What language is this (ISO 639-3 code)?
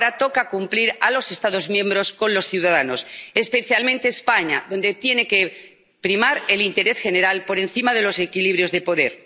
spa